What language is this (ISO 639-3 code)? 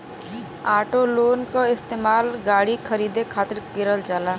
bho